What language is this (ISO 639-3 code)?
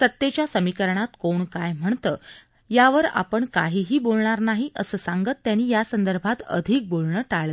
mar